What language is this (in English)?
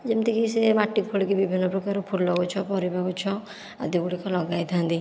Odia